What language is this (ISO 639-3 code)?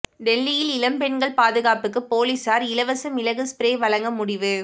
tam